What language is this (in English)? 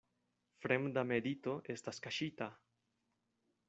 Esperanto